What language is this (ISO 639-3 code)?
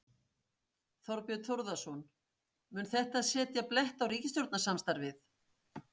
isl